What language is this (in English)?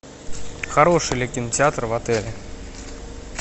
Russian